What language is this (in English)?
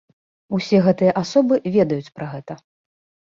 Belarusian